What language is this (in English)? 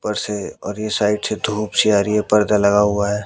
Hindi